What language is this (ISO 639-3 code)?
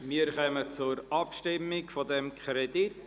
gsw